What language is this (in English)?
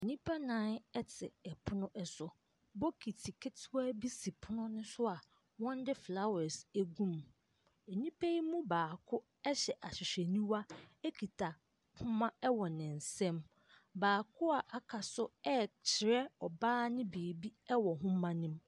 Akan